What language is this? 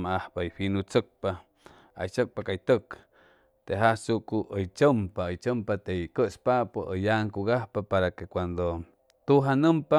Chimalapa Zoque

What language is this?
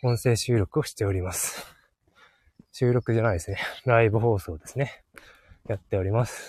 Japanese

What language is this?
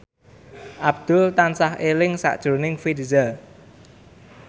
Javanese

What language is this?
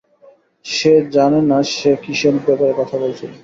Bangla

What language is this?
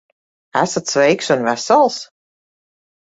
Latvian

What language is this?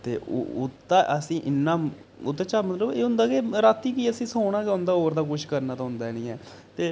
Dogri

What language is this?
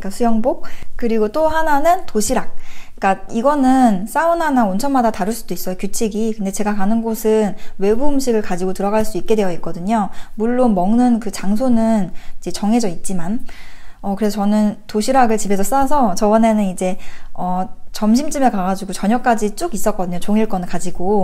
Korean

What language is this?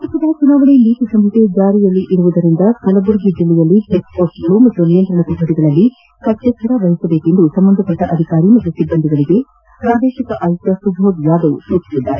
Kannada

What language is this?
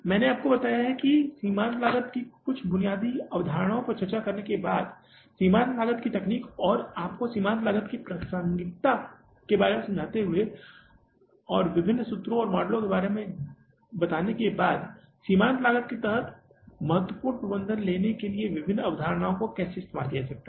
Hindi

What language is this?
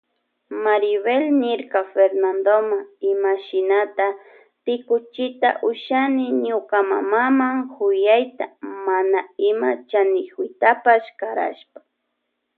Loja Highland Quichua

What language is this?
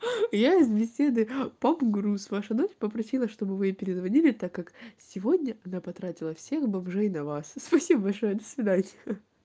Russian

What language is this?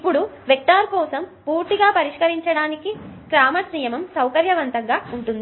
Telugu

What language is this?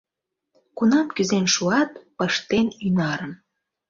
Mari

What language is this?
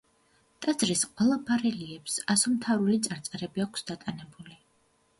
Georgian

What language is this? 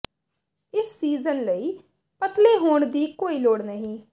Punjabi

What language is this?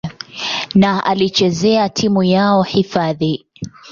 Swahili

